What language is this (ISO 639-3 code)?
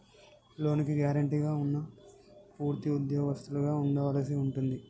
tel